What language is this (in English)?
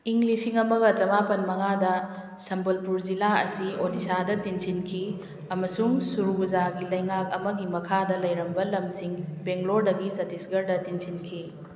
Manipuri